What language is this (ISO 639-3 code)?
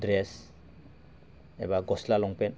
brx